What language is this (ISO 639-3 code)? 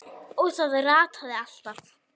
isl